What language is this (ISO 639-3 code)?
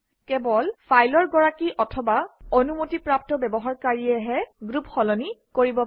asm